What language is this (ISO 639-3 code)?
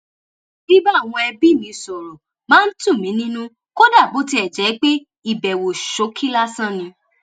yor